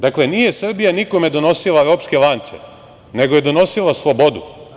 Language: Serbian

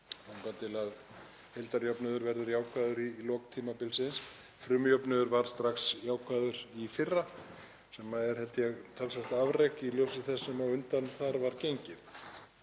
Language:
Icelandic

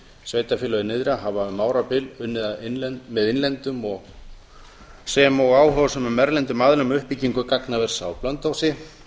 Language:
Icelandic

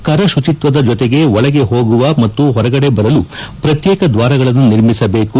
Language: Kannada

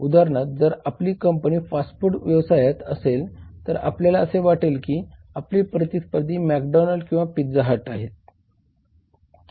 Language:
Marathi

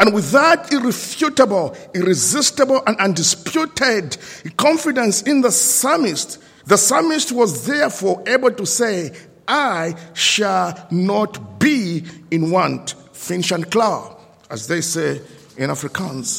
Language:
English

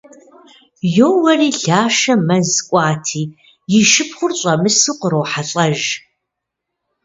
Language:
Kabardian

